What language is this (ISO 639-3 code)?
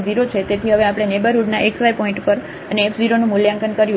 guj